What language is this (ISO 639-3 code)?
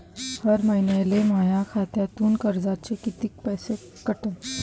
mar